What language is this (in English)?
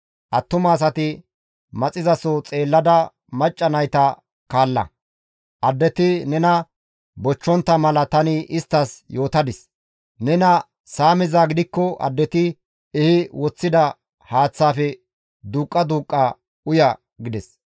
Gamo